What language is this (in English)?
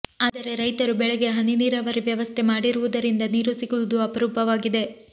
Kannada